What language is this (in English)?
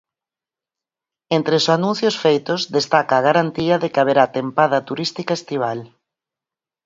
Galician